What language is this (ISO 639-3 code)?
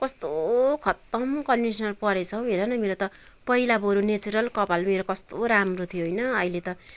nep